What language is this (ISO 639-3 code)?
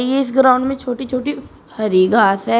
hin